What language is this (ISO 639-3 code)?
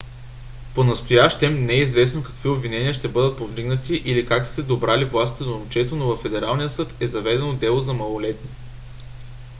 bul